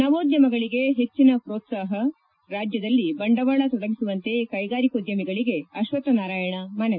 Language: Kannada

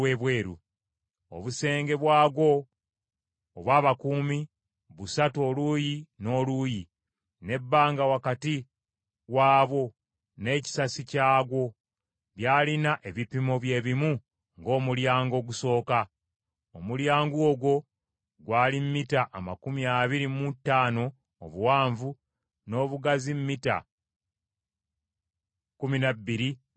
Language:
Ganda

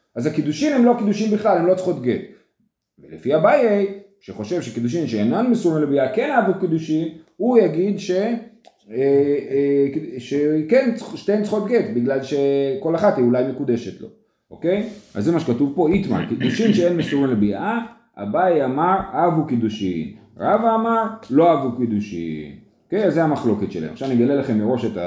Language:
Hebrew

